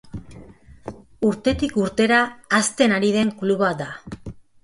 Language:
Basque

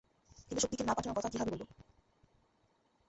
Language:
Bangla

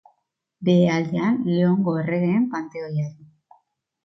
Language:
Basque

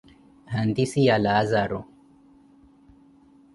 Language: Koti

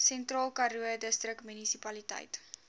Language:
Afrikaans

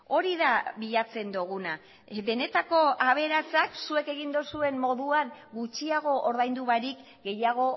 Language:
Basque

